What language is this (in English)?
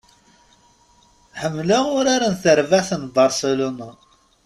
Kabyle